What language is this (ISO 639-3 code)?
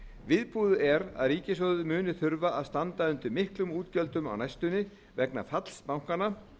isl